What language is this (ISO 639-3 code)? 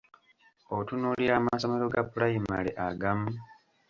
lug